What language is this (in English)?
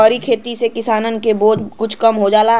Bhojpuri